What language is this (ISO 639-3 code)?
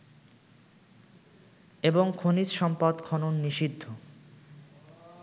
ben